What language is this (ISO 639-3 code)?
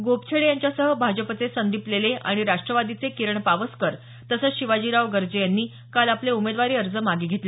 mar